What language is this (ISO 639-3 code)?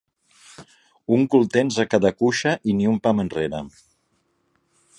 cat